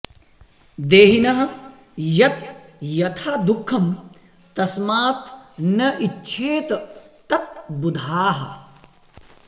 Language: Sanskrit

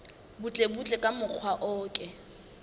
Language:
Southern Sotho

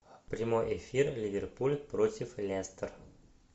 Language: Russian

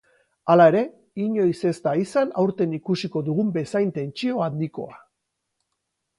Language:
Basque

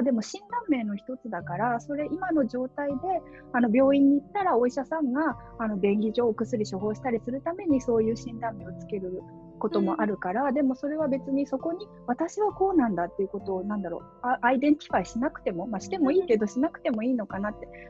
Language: Japanese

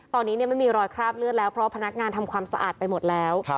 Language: Thai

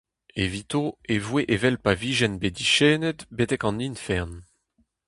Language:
Breton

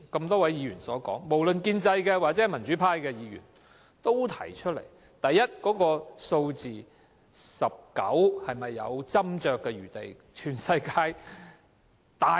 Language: Cantonese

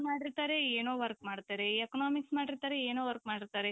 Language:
Kannada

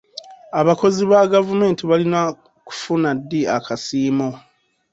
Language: Ganda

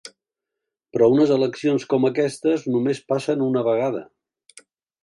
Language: Catalan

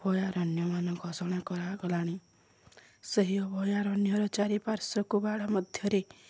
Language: Odia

